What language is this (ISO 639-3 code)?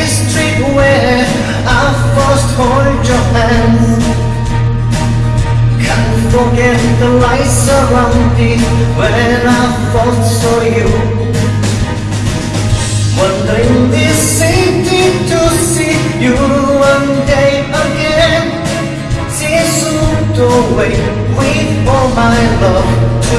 eng